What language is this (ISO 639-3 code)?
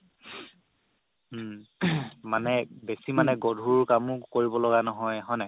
asm